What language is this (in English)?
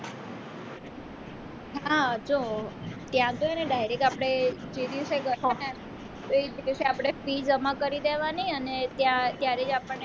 Gujarati